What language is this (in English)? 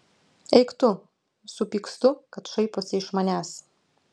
Lithuanian